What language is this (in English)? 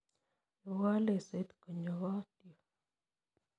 Kalenjin